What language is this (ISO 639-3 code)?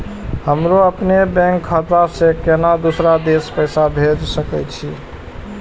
mai